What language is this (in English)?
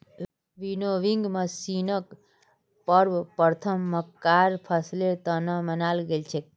Magahi